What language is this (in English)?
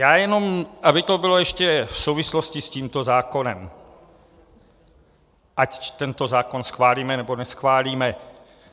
Czech